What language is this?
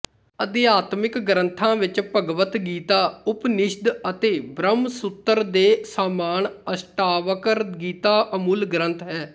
Punjabi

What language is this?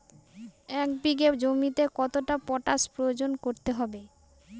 Bangla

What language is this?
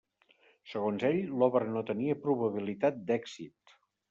Catalan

